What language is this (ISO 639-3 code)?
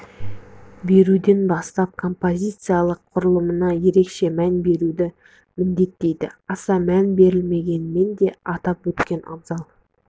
kaz